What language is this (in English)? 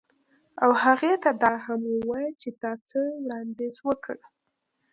Pashto